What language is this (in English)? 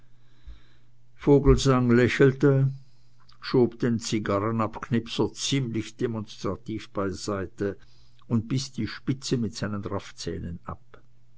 German